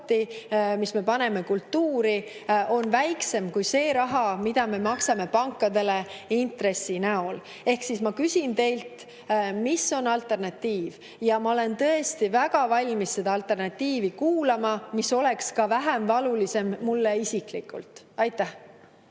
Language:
Estonian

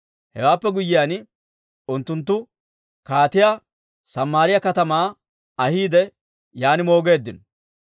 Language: Dawro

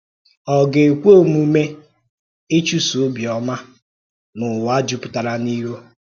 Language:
Igbo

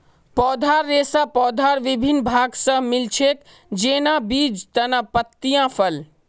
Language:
Magahi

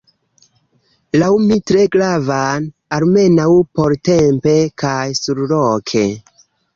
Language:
Esperanto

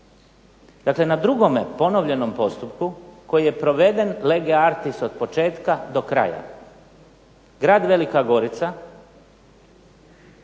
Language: Croatian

